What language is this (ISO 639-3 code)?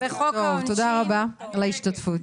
heb